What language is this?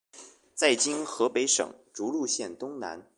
Chinese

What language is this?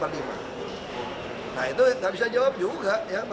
Indonesian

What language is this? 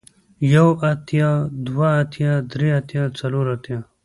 Pashto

